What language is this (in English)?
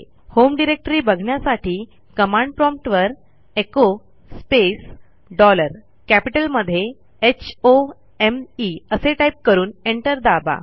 Marathi